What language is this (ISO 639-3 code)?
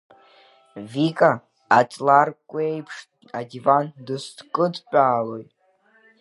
abk